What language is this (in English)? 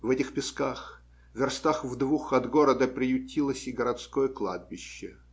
Russian